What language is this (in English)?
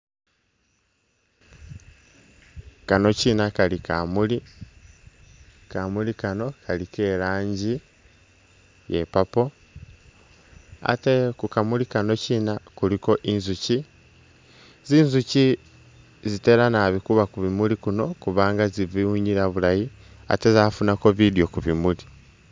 Masaaba